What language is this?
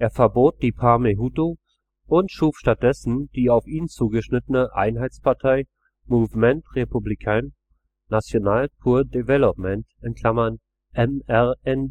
German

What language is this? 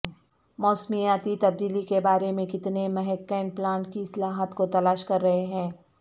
Urdu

